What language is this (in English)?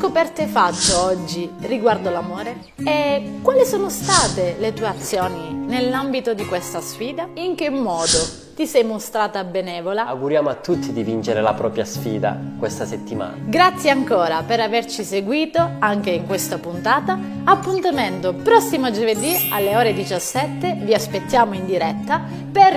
Italian